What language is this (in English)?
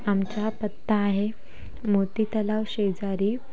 Marathi